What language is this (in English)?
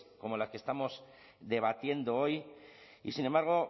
Spanish